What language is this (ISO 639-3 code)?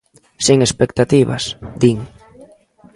glg